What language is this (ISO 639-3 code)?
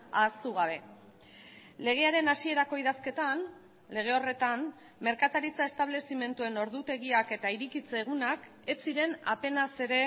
eus